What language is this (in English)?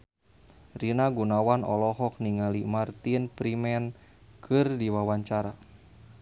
Sundanese